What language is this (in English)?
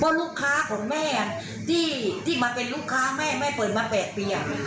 Thai